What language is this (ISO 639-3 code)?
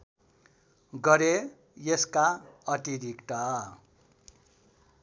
nep